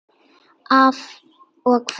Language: Icelandic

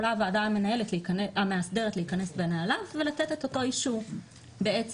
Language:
Hebrew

